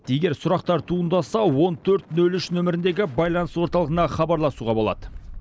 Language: Kazakh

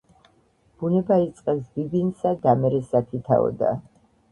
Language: Georgian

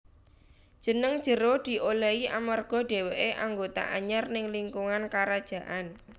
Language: Javanese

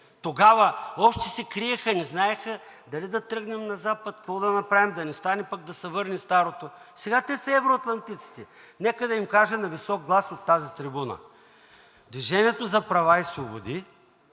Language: Bulgarian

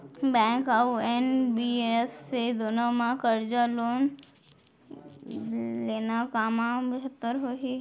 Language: Chhattisgarhi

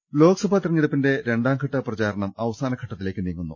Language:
Malayalam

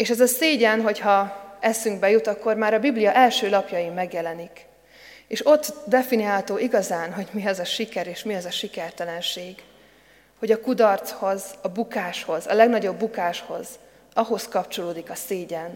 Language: Hungarian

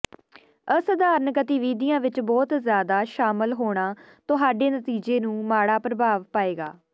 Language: Punjabi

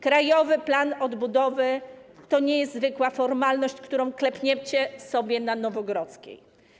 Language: Polish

